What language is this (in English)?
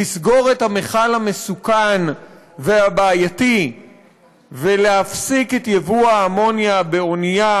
Hebrew